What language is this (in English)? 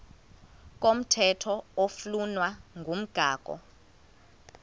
Xhosa